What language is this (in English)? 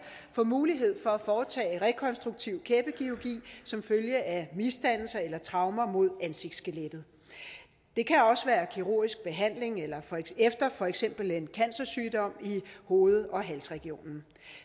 Danish